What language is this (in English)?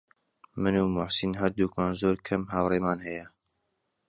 Central Kurdish